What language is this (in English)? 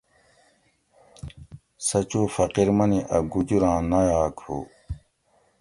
Gawri